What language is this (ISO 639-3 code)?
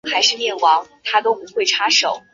zho